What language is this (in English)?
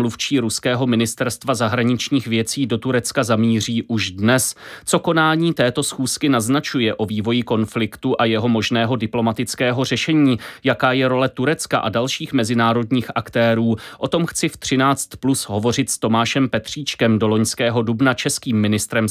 Czech